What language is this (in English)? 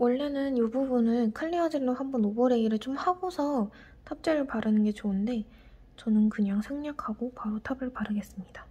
Korean